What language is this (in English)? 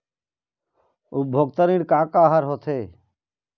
Chhattisgarhi